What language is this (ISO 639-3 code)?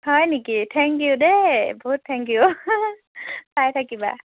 asm